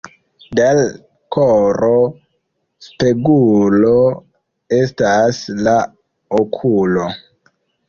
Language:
Esperanto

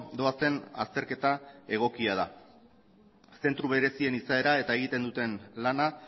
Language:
Basque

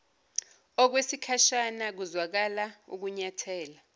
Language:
Zulu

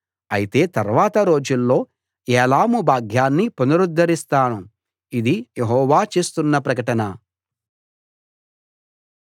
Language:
Telugu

